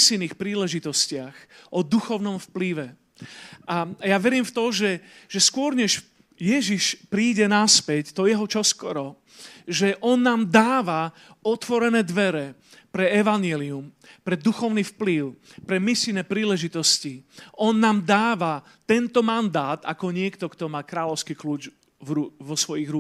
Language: Slovak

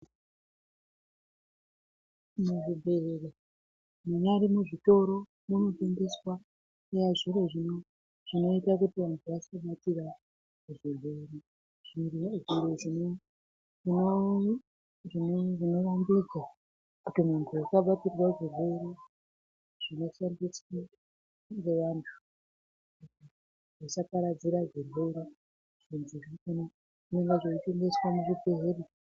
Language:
Ndau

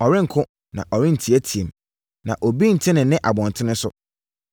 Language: Akan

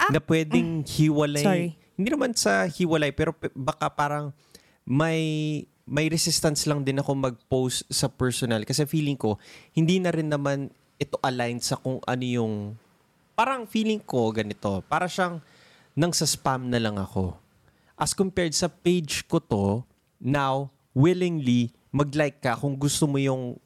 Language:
Filipino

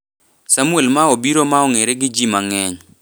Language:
Luo (Kenya and Tanzania)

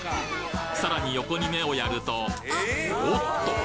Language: Japanese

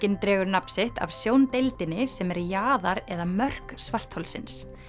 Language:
Icelandic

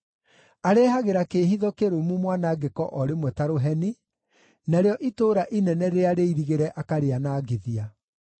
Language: Kikuyu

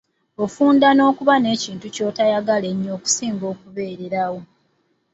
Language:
Ganda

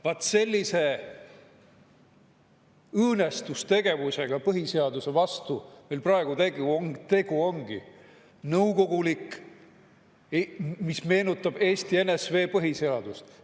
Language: Estonian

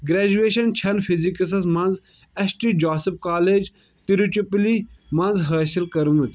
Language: Kashmiri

